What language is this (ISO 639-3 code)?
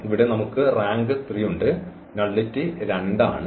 mal